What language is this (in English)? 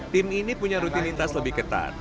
Indonesian